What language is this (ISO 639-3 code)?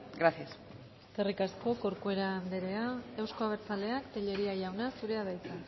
eus